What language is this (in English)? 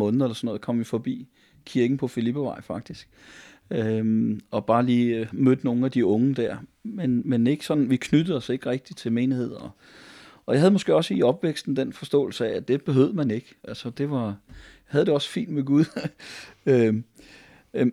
Danish